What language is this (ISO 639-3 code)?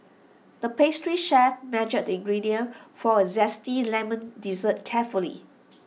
eng